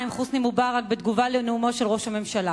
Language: Hebrew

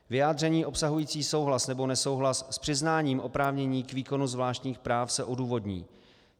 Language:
Czech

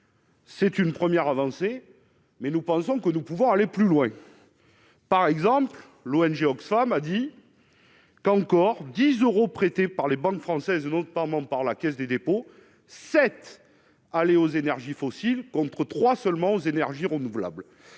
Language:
French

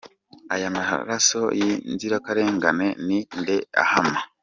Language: Kinyarwanda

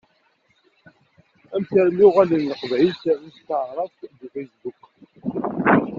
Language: Kabyle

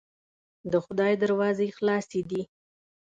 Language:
Pashto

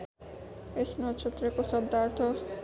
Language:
Nepali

